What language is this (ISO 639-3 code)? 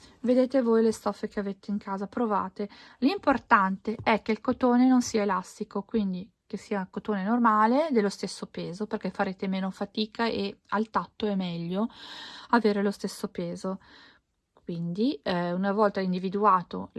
ita